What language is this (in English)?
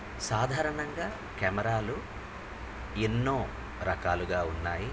Telugu